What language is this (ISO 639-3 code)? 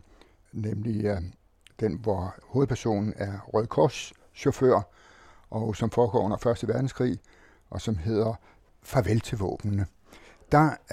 dan